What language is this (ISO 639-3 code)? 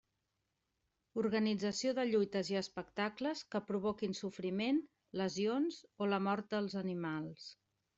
cat